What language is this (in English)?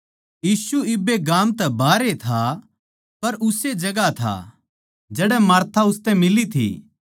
Haryanvi